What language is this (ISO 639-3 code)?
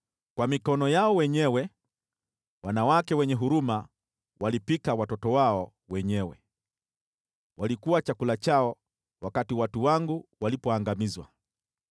swa